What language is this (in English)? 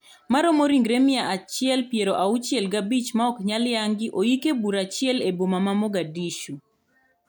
Luo (Kenya and Tanzania)